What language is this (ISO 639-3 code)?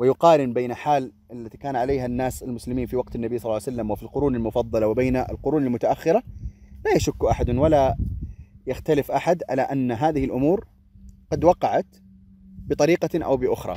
ara